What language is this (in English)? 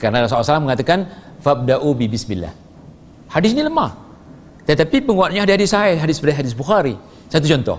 Malay